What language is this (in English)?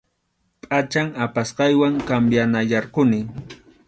Arequipa-La Unión Quechua